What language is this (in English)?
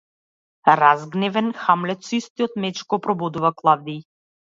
Macedonian